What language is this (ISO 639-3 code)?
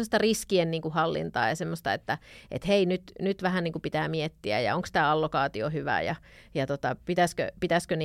fin